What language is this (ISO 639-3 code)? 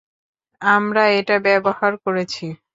ben